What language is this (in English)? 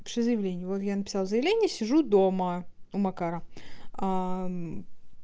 Russian